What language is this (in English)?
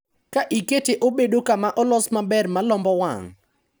Luo (Kenya and Tanzania)